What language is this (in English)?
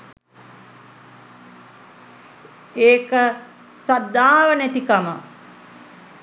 Sinhala